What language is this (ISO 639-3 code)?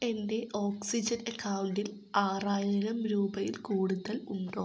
mal